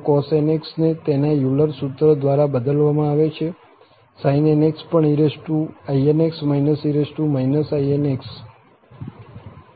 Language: Gujarati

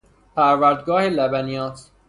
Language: Persian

